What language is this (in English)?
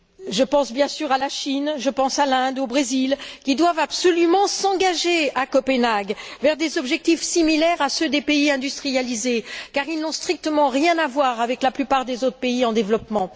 French